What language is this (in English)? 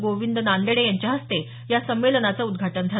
Marathi